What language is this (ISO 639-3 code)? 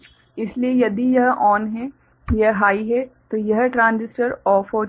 hin